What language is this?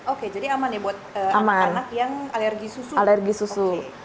Indonesian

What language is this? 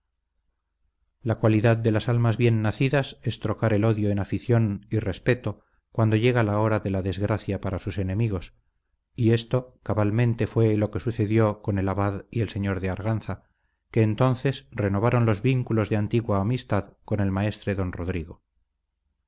Spanish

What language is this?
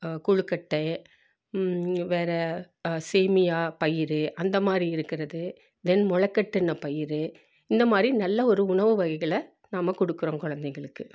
Tamil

